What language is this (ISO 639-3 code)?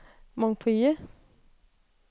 dan